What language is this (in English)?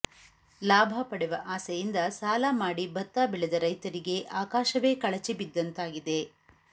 Kannada